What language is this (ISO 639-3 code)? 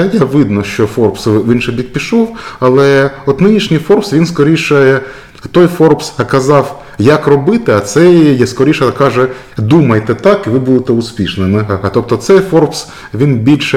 ukr